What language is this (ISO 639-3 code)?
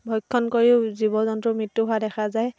asm